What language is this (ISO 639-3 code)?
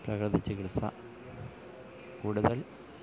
mal